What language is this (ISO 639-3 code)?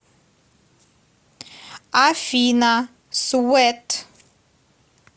rus